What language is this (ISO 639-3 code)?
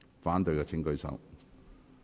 yue